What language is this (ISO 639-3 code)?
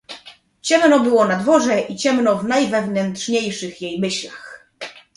pol